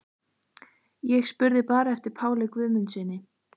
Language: Icelandic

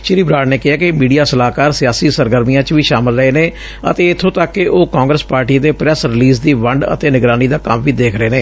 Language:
Punjabi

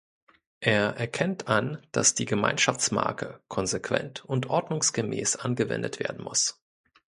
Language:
German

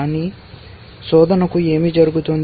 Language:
Telugu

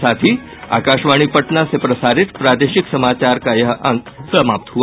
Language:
Hindi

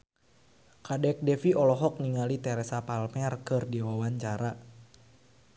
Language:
Sundanese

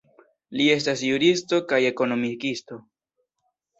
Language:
Esperanto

